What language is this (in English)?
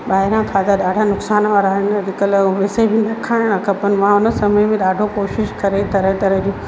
Sindhi